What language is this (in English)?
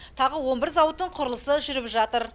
Kazakh